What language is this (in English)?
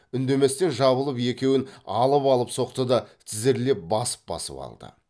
Kazakh